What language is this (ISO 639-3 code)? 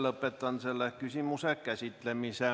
est